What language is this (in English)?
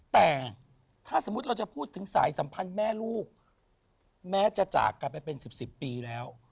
Thai